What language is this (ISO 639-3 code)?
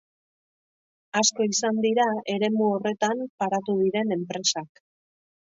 eus